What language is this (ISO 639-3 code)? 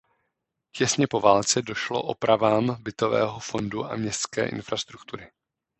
ces